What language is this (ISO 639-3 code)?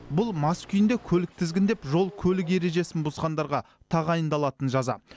kaz